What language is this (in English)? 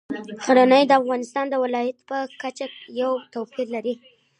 Pashto